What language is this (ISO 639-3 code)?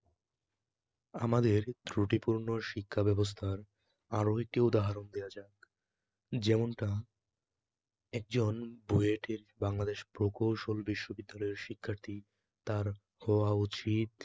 ben